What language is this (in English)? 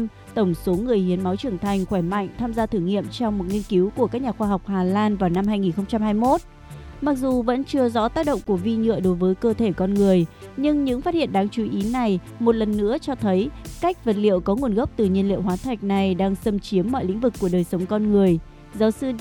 Vietnamese